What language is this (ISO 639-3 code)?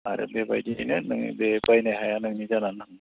brx